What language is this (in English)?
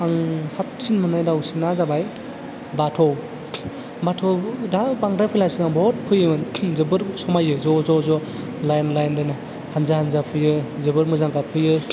Bodo